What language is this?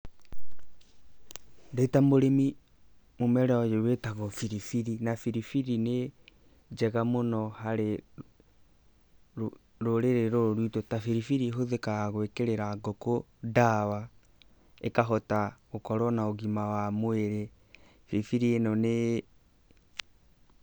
Kikuyu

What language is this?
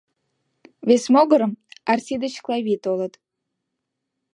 Mari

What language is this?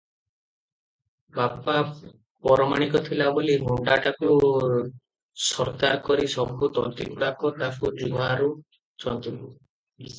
Odia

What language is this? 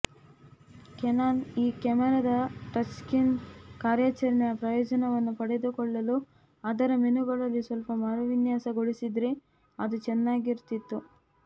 Kannada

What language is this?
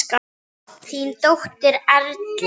Icelandic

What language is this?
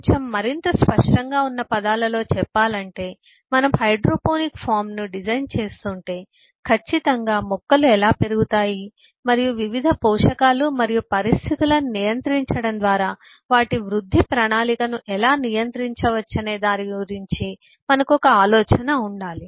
Telugu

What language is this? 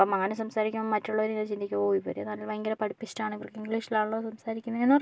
Malayalam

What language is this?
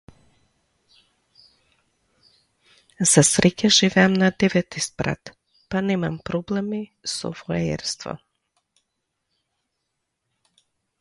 Macedonian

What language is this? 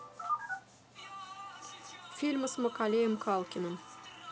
Russian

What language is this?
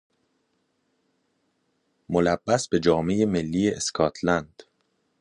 Persian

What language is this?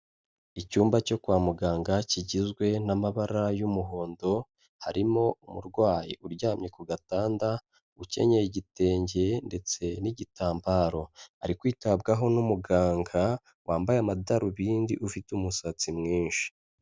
Kinyarwanda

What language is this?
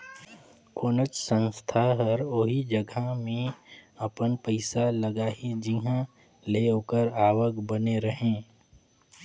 Chhattisgarhi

